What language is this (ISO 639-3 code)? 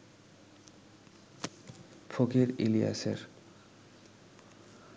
ben